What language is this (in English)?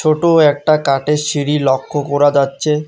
Bangla